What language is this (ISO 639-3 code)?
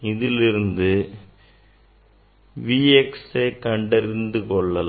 tam